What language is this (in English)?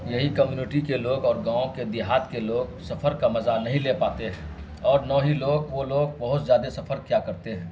Urdu